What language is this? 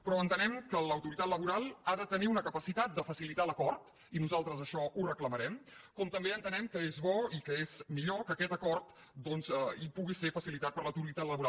Catalan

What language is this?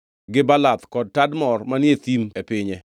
Luo (Kenya and Tanzania)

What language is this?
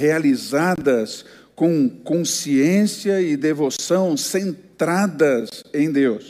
Portuguese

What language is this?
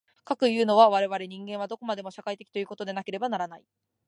Japanese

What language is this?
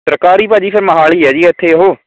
Punjabi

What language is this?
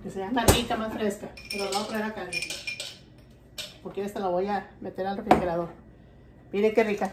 Spanish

